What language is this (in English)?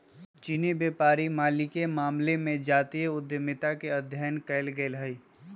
Magahi